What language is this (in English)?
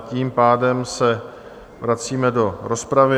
Czech